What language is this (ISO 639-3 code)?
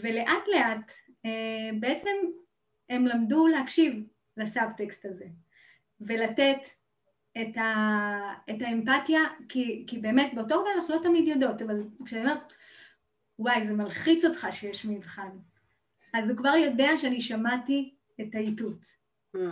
heb